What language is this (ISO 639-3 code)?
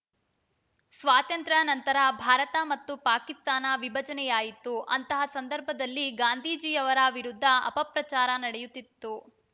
kan